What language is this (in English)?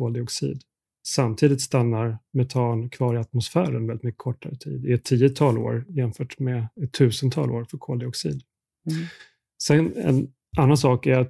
Swedish